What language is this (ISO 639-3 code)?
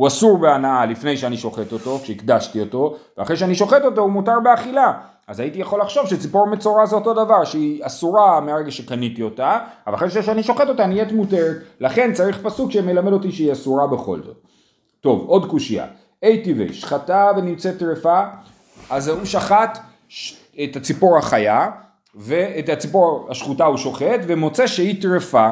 heb